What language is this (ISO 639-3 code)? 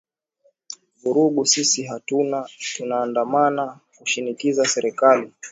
swa